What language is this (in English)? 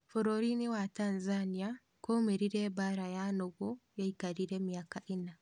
Kikuyu